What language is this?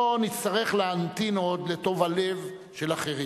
Hebrew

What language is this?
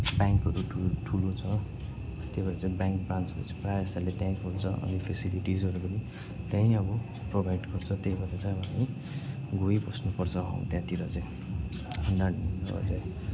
Nepali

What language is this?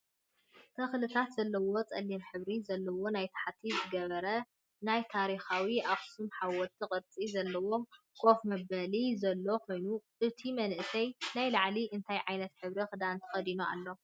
Tigrinya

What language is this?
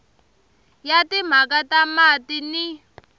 Tsonga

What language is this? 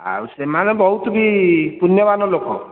Odia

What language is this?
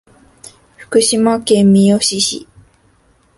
Japanese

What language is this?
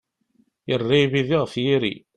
Kabyle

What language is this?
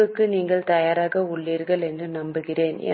Tamil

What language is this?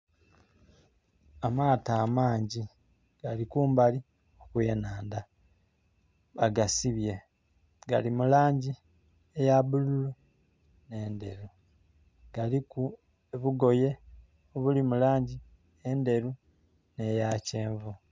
Soga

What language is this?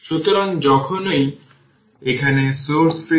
Bangla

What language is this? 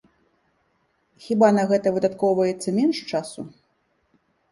Belarusian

